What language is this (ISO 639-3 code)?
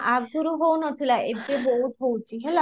ori